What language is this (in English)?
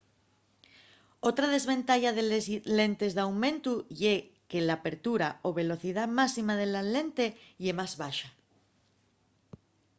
Asturian